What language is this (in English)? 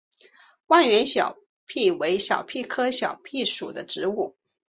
Chinese